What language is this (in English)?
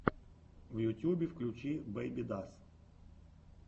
Russian